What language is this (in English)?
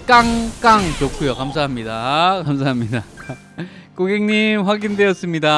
Korean